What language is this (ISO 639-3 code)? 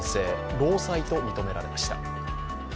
jpn